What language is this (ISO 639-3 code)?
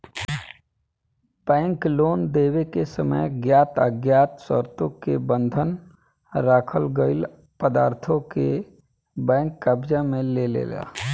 bho